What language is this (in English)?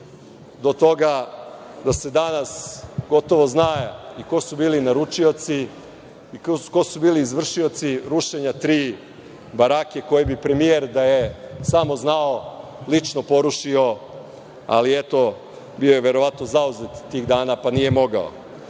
Serbian